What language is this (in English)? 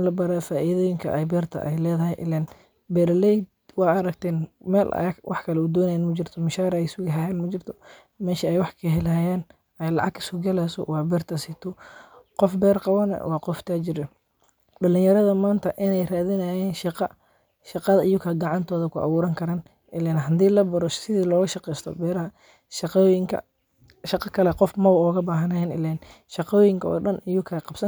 Somali